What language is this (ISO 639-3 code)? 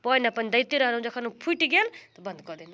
mai